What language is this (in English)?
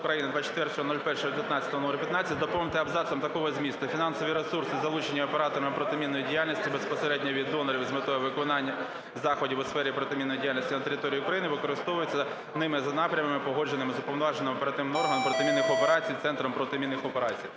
Ukrainian